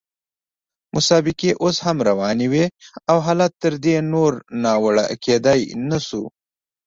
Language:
Pashto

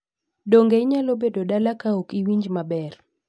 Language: Luo (Kenya and Tanzania)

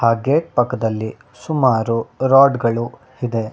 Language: Kannada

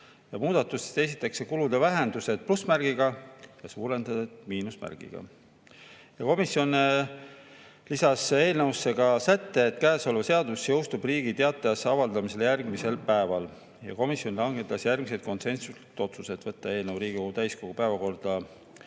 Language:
Estonian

